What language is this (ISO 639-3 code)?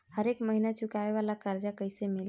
bho